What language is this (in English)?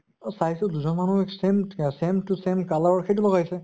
Assamese